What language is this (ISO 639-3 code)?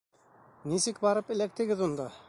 bak